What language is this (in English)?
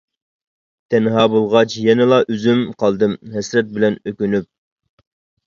Uyghur